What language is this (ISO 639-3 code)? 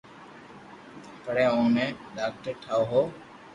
lrk